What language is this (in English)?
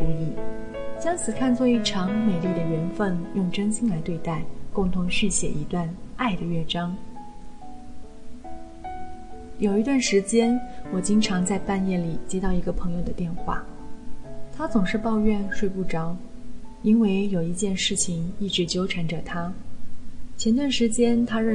Chinese